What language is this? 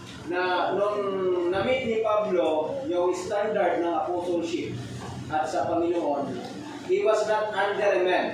Filipino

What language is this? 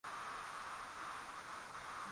Swahili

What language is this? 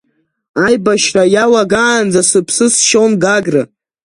Abkhazian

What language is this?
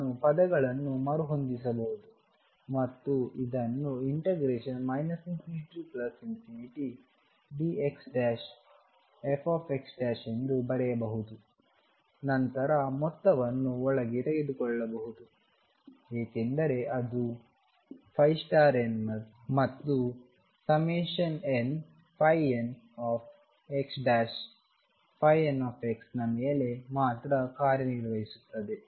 Kannada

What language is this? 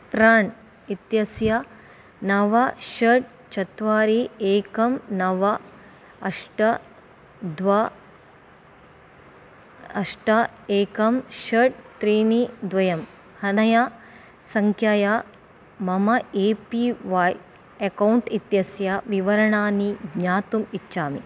Sanskrit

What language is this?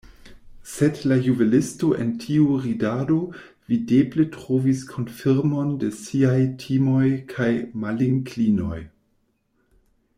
Esperanto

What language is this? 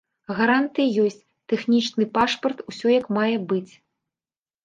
Belarusian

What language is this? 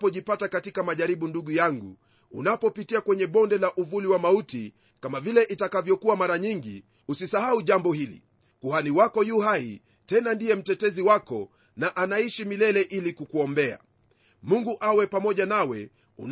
Swahili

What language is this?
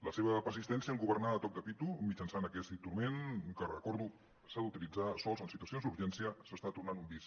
Catalan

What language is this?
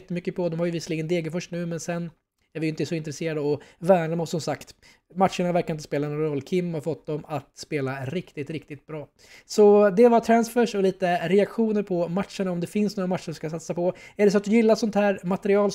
Swedish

